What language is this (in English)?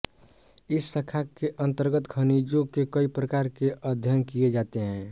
Hindi